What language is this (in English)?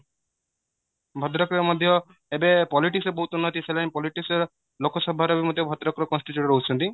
Odia